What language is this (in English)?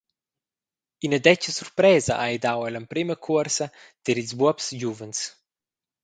Romansh